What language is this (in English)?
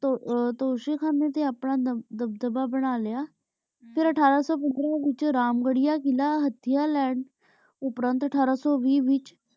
Punjabi